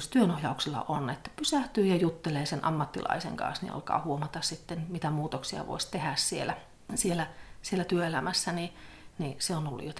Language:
Finnish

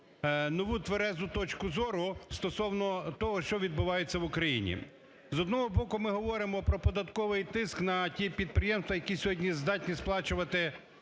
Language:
Ukrainian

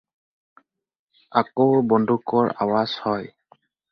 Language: Assamese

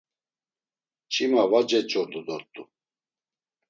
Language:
Laz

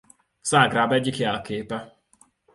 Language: Hungarian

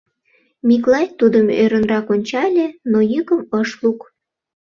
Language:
Mari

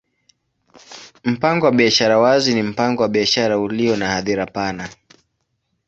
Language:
Swahili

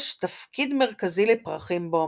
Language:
Hebrew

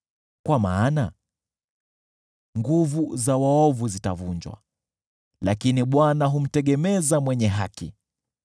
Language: Swahili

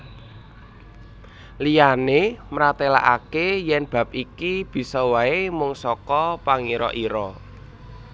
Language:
Javanese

